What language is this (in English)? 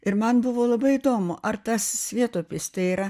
Lithuanian